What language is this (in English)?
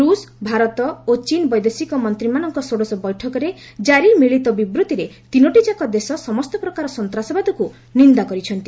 Odia